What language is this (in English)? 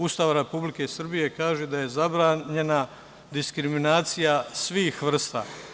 Serbian